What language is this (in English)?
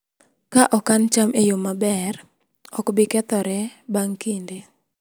Luo (Kenya and Tanzania)